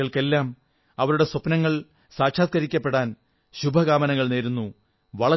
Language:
Malayalam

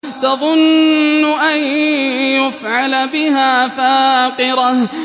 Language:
Arabic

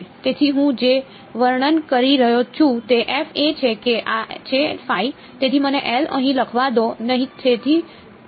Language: Gujarati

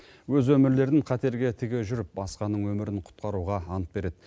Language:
Kazakh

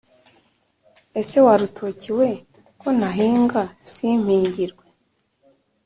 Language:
Kinyarwanda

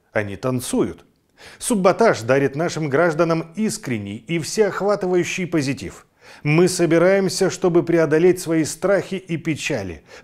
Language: Russian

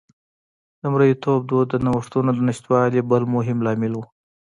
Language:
Pashto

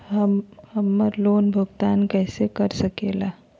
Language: Magahi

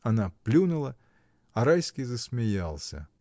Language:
Russian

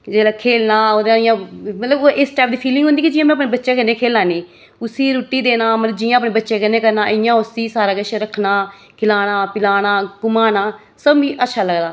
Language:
Dogri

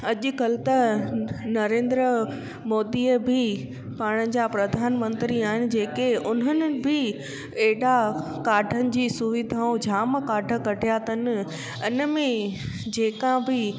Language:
Sindhi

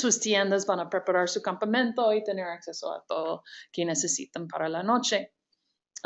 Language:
Spanish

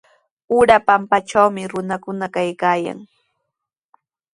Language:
Sihuas Ancash Quechua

